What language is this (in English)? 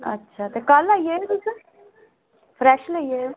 Dogri